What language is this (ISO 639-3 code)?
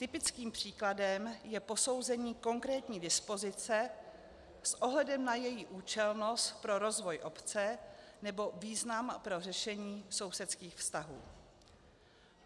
ces